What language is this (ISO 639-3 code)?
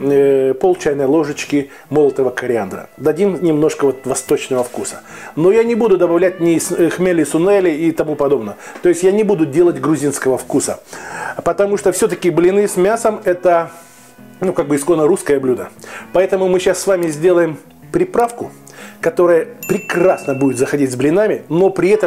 rus